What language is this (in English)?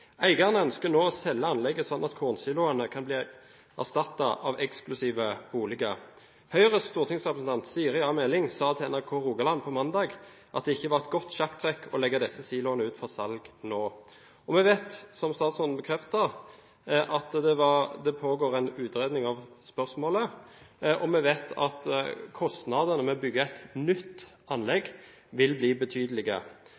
Norwegian Bokmål